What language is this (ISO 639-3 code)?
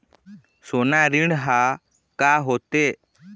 hne